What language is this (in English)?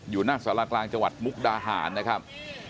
Thai